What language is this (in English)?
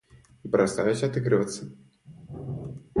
Russian